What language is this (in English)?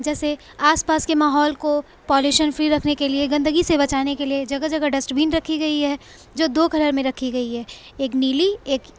Urdu